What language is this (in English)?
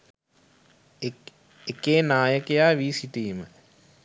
Sinhala